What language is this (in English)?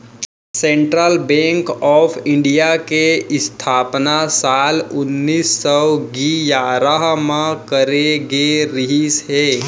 Chhattisgarhi